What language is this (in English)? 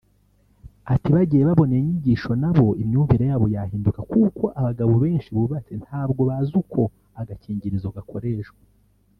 Kinyarwanda